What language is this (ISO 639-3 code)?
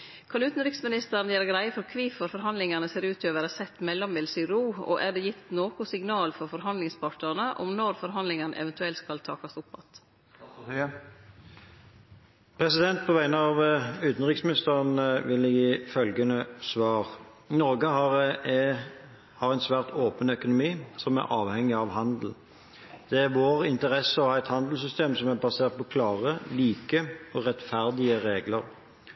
nor